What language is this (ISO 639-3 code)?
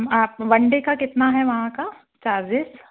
hin